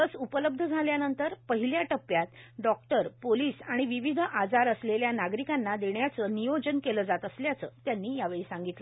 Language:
Marathi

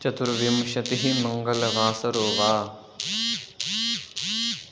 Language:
Sanskrit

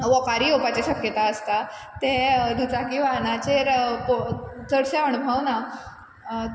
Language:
Konkani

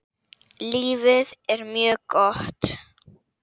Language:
Icelandic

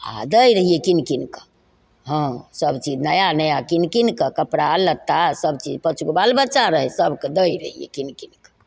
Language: Maithili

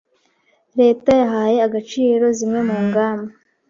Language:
Kinyarwanda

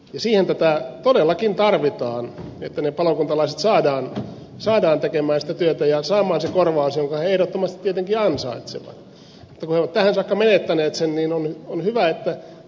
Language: Finnish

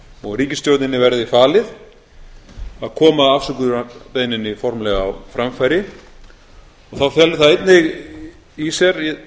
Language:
Icelandic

